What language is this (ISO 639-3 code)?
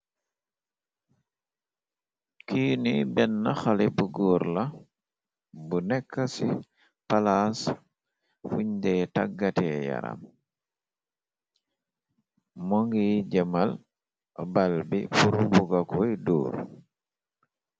wol